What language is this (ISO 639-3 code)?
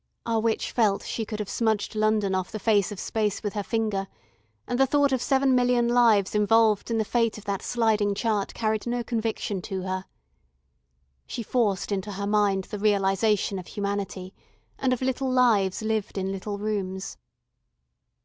eng